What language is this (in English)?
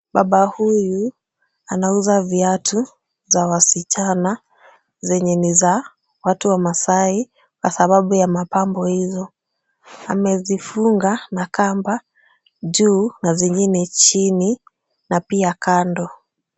Swahili